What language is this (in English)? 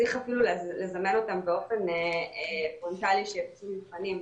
Hebrew